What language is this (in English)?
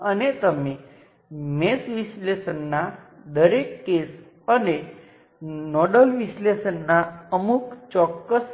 Gujarati